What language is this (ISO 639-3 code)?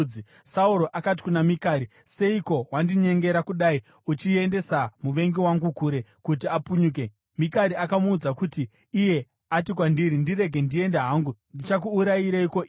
sna